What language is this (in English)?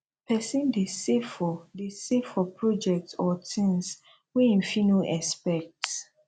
Nigerian Pidgin